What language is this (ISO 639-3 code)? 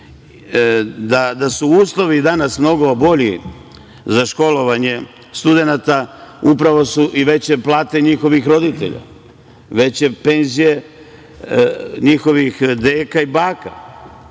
srp